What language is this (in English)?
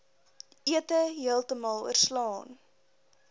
Afrikaans